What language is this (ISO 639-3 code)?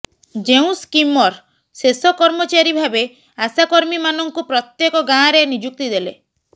ori